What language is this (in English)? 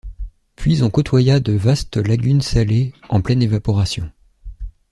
French